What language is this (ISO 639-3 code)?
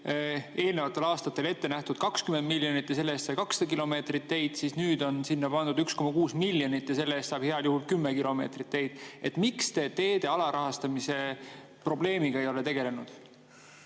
est